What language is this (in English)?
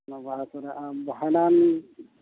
Santali